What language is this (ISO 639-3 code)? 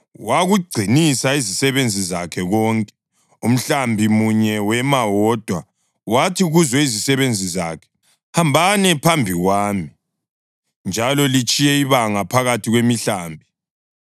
nde